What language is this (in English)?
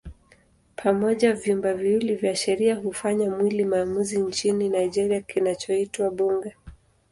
Swahili